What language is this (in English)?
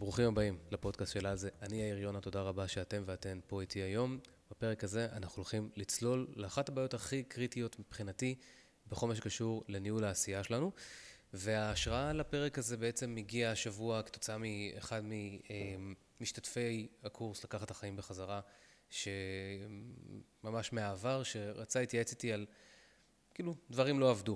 Hebrew